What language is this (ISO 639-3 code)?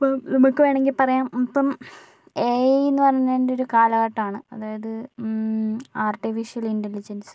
mal